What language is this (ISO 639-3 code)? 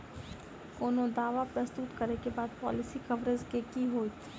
mai